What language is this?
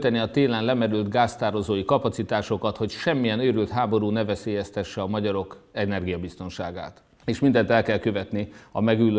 Hungarian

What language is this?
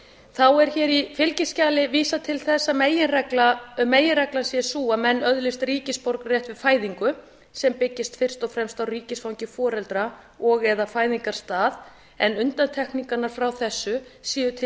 Icelandic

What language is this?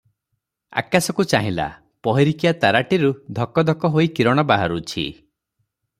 Odia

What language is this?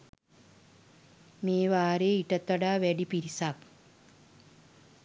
Sinhala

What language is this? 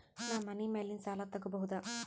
Kannada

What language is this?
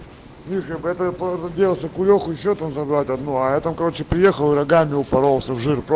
Russian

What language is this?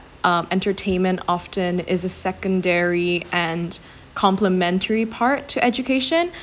English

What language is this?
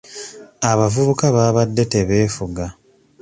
Ganda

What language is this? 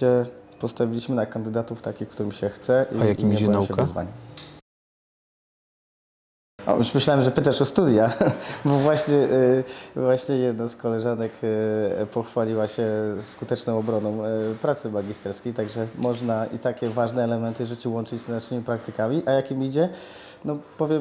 Polish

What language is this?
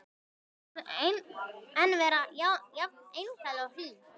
Icelandic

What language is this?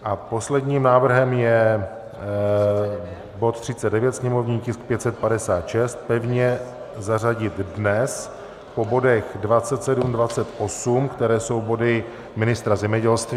Czech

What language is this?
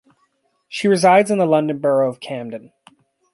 English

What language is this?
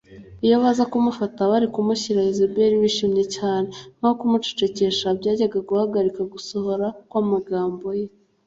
Kinyarwanda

